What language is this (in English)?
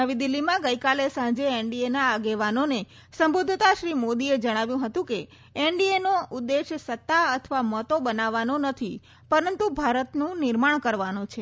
Gujarati